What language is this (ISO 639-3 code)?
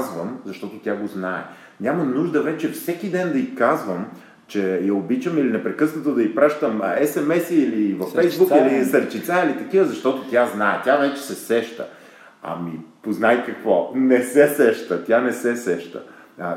bul